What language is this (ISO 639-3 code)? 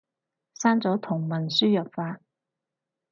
yue